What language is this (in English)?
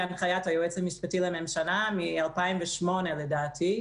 Hebrew